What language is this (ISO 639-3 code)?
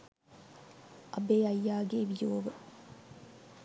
sin